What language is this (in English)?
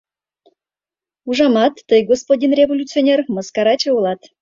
Mari